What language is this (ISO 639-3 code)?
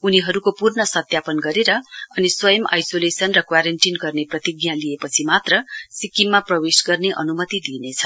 nep